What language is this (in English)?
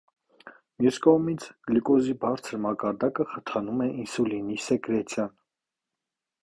Armenian